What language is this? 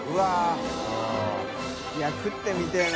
Japanese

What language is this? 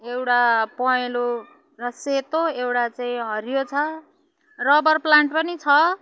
Nepali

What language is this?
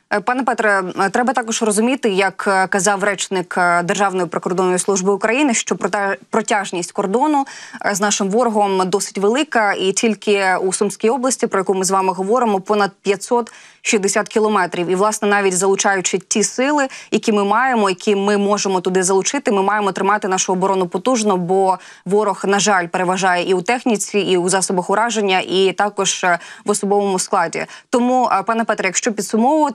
Ukrainian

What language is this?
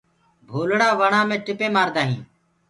Gurgula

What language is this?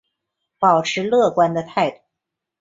Chinese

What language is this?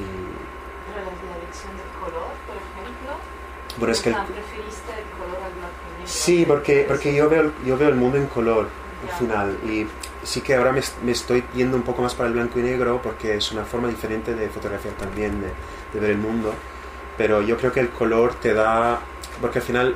Spanish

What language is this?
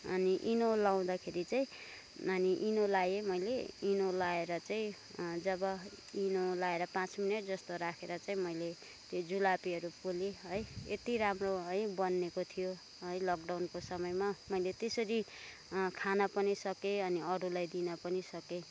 Nepali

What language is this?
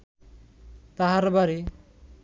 Bangla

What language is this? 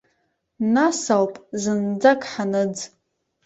Abkhazian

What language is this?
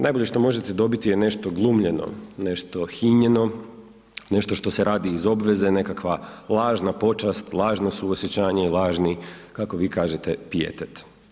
Croatian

